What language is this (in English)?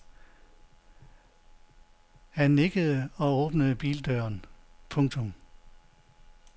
Danish